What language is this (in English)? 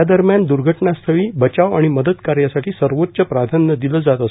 Marathi